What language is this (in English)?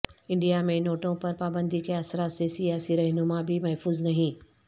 Urdu